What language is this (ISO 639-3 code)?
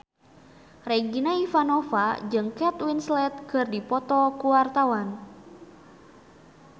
sun